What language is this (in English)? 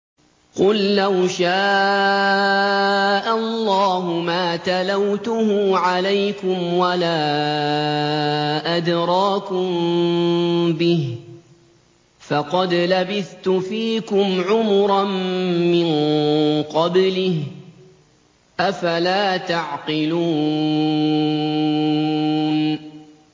Arabic